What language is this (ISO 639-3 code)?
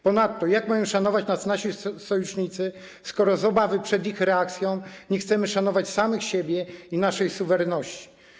pol